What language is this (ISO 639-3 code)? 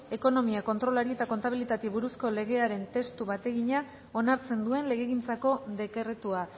eus